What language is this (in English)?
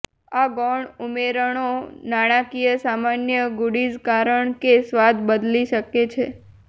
Gujarati